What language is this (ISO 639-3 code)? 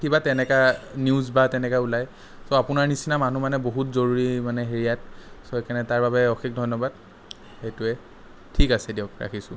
asm